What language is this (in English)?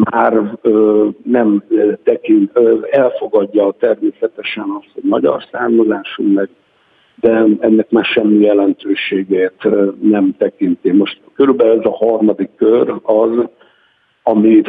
Hungarian